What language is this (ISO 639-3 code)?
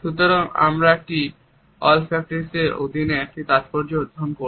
ben